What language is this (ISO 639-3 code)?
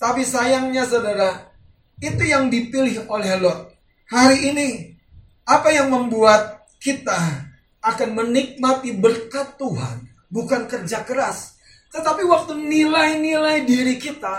ind